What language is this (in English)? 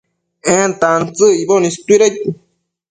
Matsés